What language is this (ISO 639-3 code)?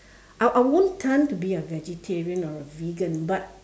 eng